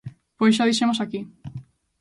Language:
Galician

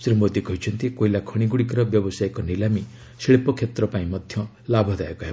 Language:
Odia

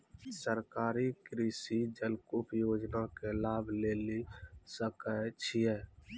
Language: Maithili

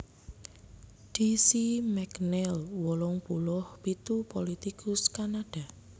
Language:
Javanese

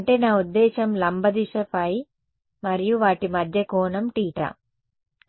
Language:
Telugu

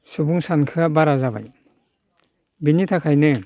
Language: Bodo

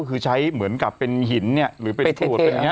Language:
Thai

